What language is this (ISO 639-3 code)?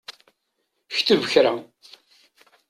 kab